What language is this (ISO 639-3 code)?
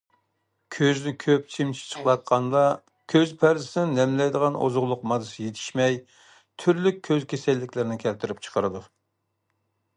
uig